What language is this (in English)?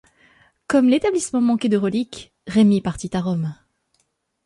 French